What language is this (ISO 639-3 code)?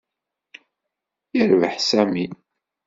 kab